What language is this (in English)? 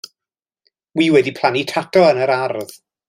Welsh